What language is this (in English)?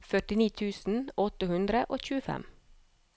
Norwegian